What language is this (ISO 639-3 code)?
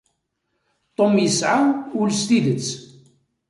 kab